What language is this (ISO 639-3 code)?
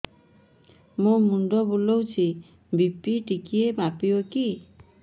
ori